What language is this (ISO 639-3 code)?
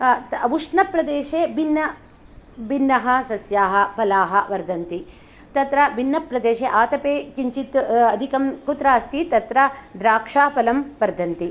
san